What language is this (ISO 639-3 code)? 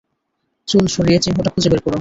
ben